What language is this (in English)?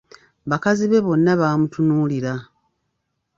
Ganda